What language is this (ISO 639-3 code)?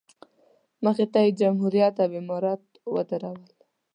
pus